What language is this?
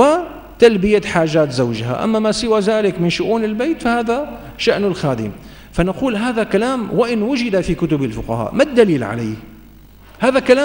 Arabic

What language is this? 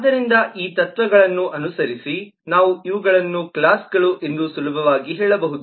Kannada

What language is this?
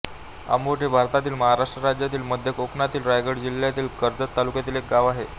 Marathi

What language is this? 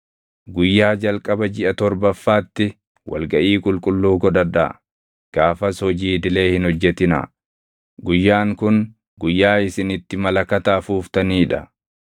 Oromo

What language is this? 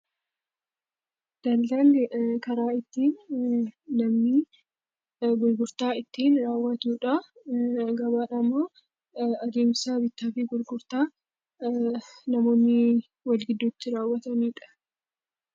Oromo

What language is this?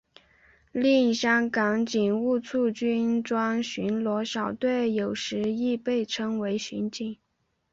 Chinese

